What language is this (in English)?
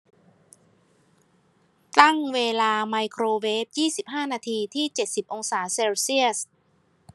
Thai